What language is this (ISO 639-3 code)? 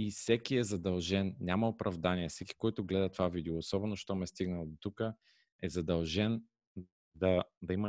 bul